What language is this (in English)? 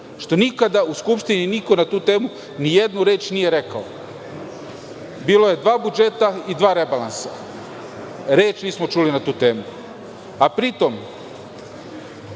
Serbian